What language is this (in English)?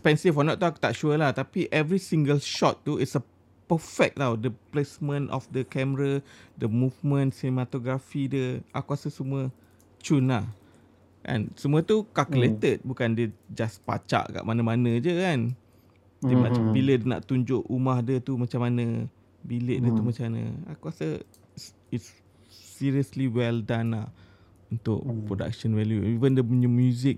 Malay